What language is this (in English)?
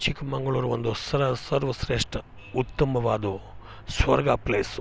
Kannada